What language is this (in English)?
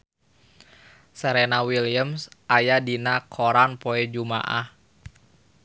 Sundanese